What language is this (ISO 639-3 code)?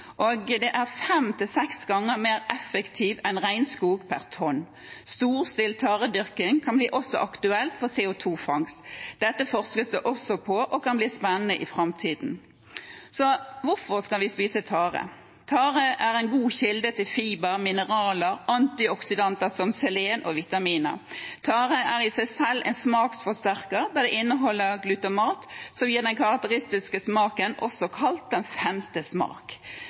nob